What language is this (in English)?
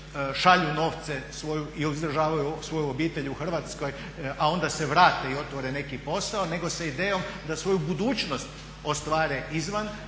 Croatian